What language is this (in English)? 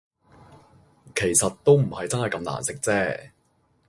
Cantonese